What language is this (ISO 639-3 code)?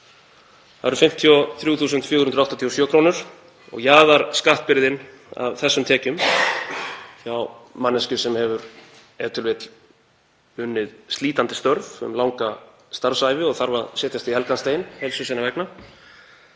isl